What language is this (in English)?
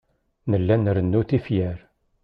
Kabyle